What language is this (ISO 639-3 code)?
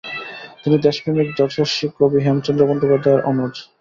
ben